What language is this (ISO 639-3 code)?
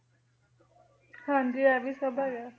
pan